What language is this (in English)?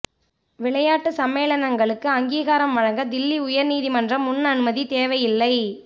Tamil